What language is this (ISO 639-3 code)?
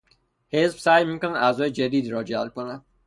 fas